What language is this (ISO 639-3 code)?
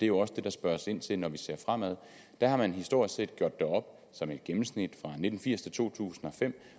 dan